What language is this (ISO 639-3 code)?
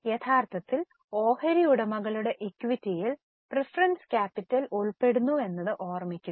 mal